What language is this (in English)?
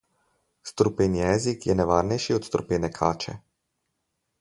Slovenian